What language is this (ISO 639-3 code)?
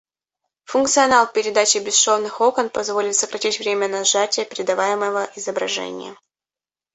rus